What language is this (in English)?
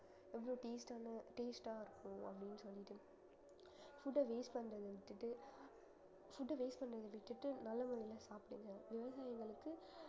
Tamil